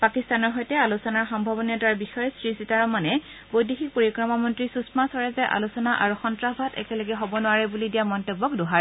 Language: Assamese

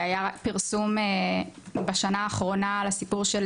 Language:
Hebrew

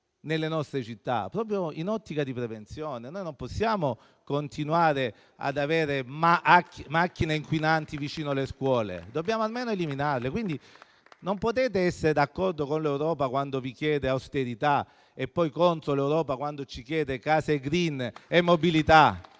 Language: Italian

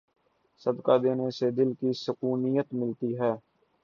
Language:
Urdu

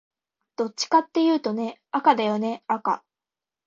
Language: Japanese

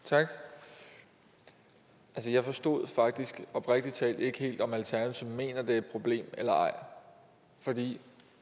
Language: Danish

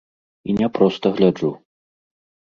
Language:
Belarusian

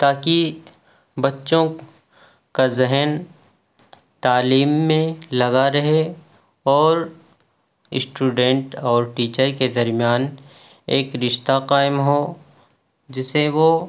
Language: Urdu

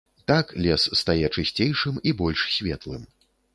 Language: Belarusian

